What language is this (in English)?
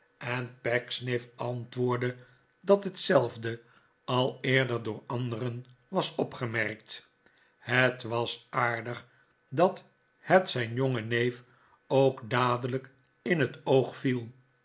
Dutch